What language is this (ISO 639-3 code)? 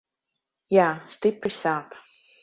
lav